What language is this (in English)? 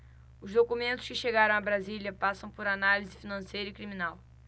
Portuguese